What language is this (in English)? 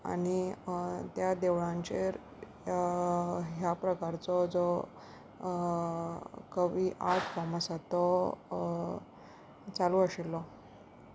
Konkani